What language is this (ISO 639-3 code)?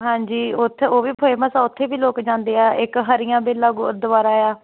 pan